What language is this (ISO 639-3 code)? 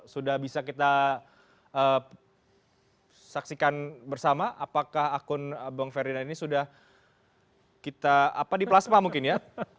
ind